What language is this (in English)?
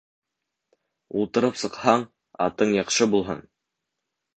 Bashkir